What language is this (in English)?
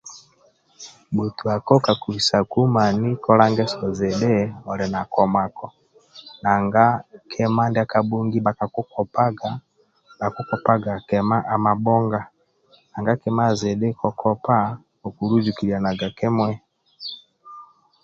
Amba (Uganda)